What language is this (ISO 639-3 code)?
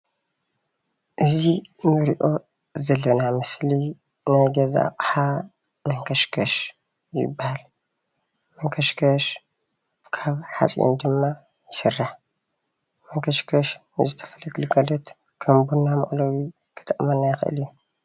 tir